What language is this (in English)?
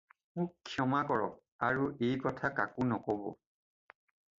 Assamese